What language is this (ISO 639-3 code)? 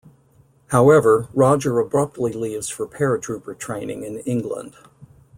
eng